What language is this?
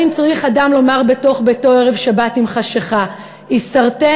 Hebrew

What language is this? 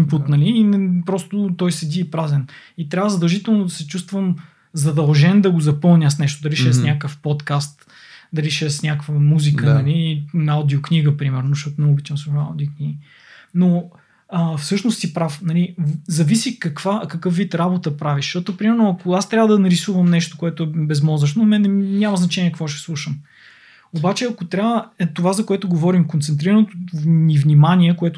Bulgarian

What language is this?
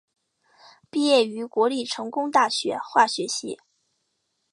Chinese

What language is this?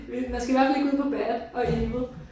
Danish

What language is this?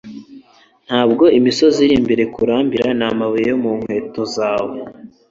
Kinyarwanda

